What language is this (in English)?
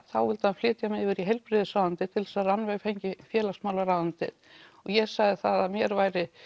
Icelandic